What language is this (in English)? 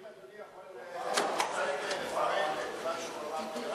Hebrew